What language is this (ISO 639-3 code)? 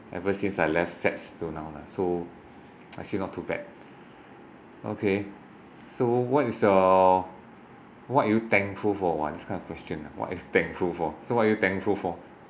eng